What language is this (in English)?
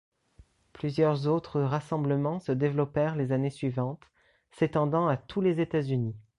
French